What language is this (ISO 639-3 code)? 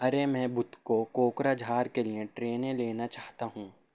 urd